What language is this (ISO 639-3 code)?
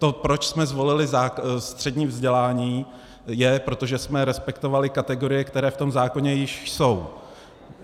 ces